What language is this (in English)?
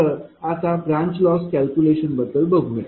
Marathi